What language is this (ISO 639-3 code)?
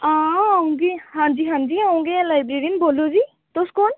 doi